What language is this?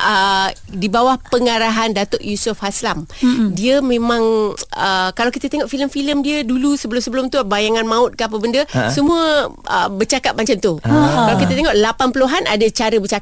Malay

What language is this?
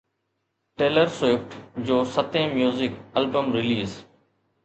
Sindhi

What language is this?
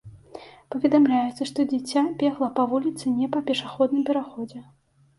Belarusian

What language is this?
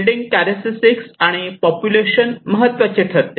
Marathi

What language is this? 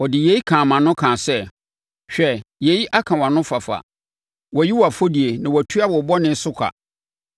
Akan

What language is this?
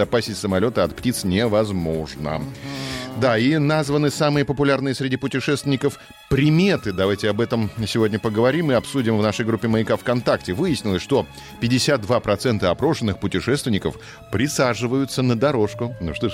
Russian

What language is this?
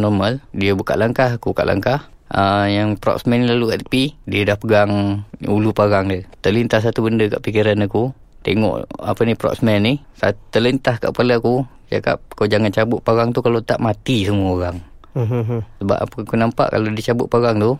Malay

